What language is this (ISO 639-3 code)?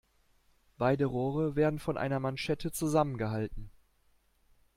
deu